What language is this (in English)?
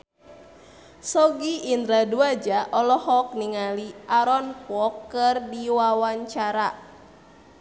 Sundanese